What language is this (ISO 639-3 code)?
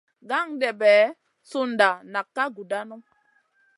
mcn